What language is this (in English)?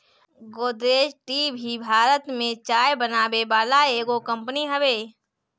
Bhojpuri